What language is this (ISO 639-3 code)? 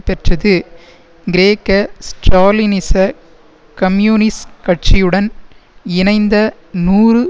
tam